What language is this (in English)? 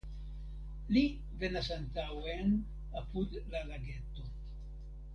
Esperanto